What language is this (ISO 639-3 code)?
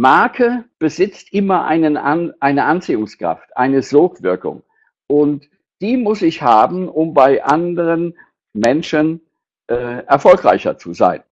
deu